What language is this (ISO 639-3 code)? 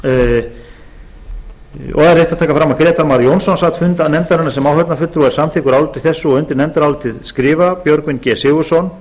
isl